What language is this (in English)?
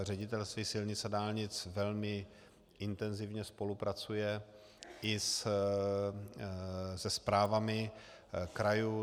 Czech